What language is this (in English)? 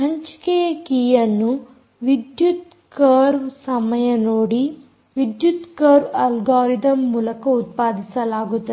Kannada